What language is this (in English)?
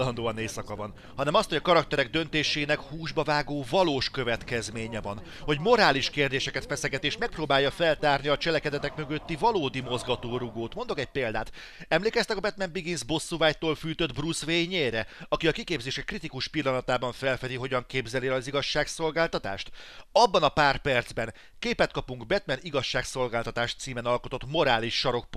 Hungarian